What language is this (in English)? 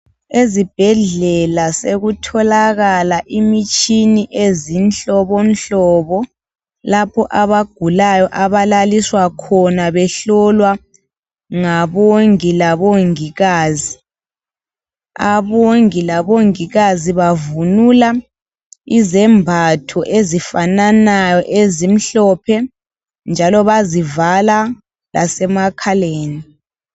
North Ndebele